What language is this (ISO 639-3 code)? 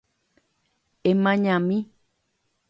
grn